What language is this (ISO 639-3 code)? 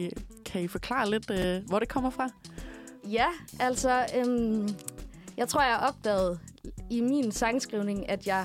dan